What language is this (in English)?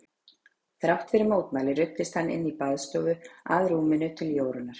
Icelandic